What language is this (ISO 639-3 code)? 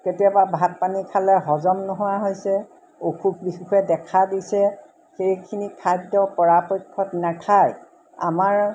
asm